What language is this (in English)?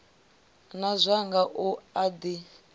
Venda